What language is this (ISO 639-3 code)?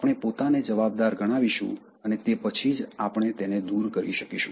guj